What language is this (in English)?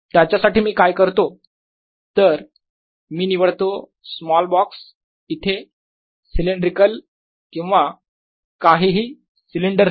Marathi